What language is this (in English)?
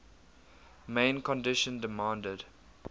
English